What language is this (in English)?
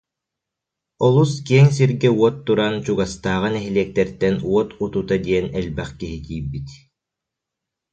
Yakut